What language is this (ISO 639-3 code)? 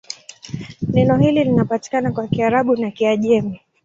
swa